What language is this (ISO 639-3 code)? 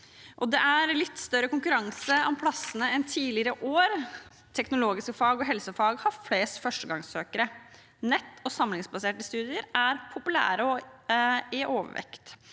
nor